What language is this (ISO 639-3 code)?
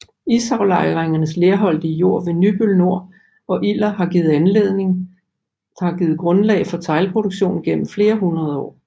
dan